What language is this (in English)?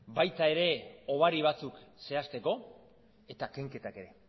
Basque